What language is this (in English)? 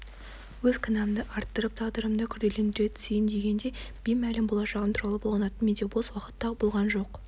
Kazakh